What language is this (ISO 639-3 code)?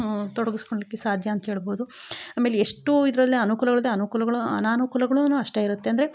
kan